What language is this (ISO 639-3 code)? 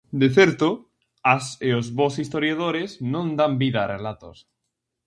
glg